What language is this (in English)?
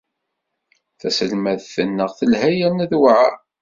Kabyle